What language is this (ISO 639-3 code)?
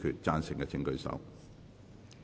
yue